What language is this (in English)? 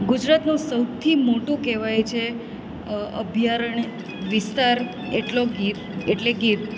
Gujarati